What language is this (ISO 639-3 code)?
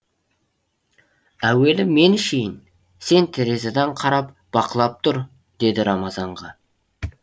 kaz